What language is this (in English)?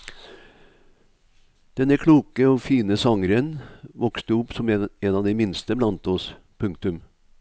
Norwegian